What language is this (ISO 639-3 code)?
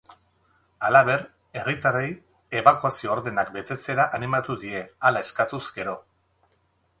eus